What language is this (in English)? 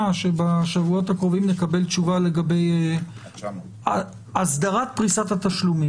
Hebrew